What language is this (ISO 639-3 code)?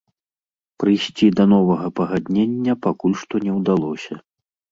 bel